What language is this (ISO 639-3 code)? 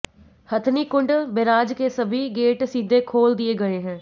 hin